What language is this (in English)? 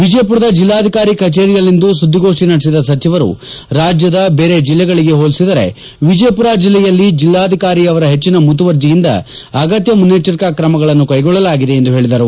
Kannada